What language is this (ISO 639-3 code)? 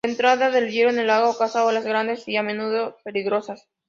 spa